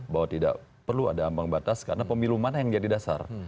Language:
Indonesian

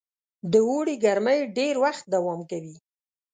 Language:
Pashto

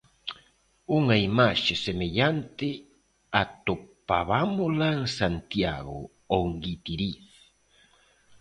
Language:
Galician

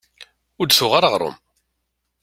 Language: Kabyle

